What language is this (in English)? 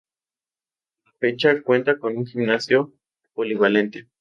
Spanish